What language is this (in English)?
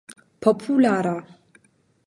Esperanto